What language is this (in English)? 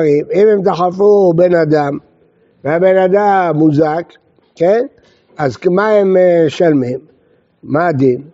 Hebrew